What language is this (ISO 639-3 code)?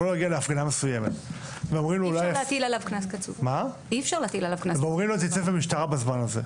heb